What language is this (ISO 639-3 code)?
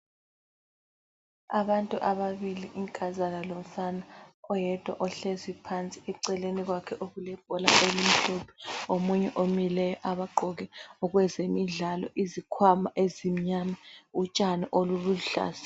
nde